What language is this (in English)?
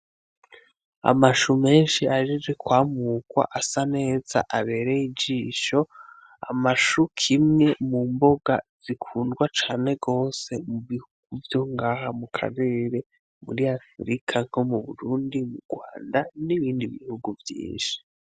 Rundi